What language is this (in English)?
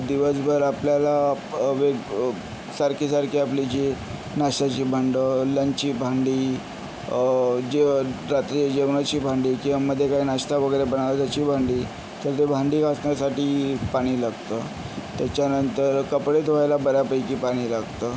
Marathi